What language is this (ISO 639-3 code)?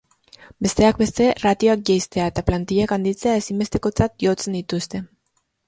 eus